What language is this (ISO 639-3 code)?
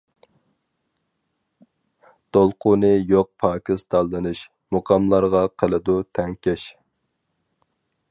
uig